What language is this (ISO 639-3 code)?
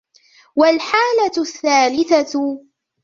ara